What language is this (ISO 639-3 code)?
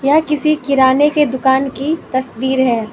hin